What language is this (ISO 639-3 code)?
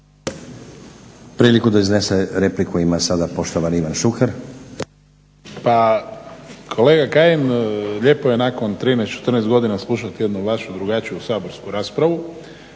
hrv